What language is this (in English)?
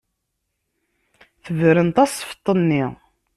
Kabyle